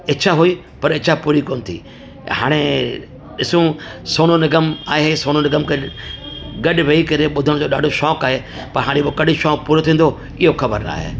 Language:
Sindhi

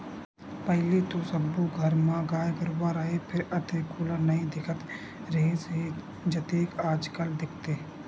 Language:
Chhattisgarhi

